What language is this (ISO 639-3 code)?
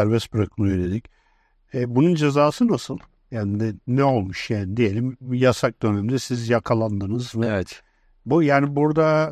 tur